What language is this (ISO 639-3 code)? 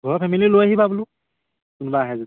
asm